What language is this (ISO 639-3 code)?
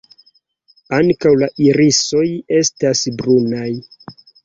epo